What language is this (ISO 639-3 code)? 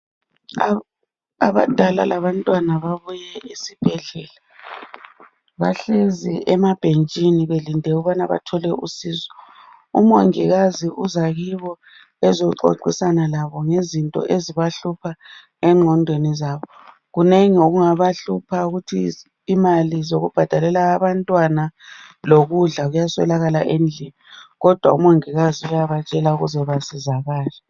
nde